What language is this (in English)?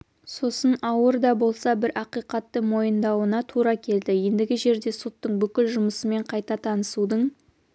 Kazakh